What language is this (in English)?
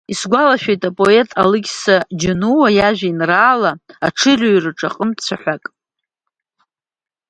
Abkhazian